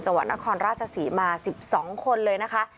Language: Thai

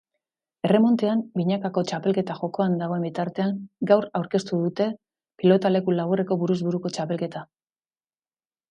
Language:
Basque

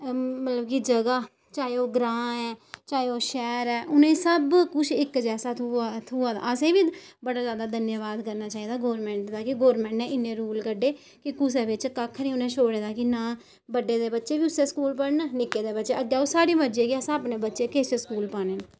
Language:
Dogri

